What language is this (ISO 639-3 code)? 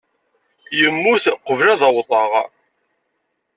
kab